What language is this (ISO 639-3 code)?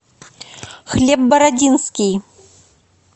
rus